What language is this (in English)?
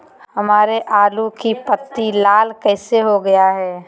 Magahi